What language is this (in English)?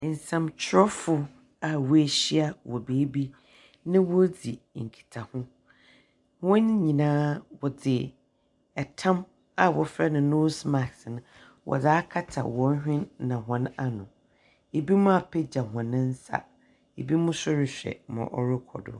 Akan